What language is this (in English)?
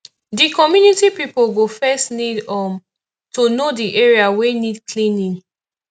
Nigerian Pidgin